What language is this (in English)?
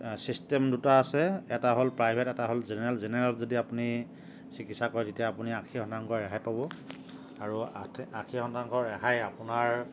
Assamese